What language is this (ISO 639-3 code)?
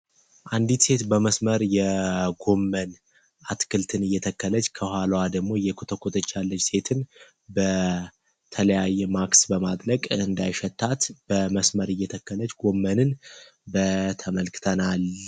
amh